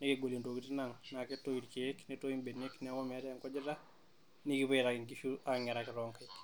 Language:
Masai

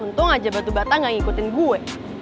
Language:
Indonesian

